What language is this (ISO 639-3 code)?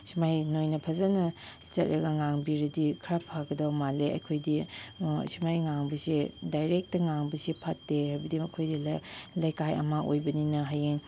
mni